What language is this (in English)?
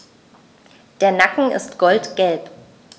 German